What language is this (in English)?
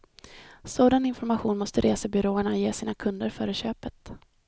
Swedish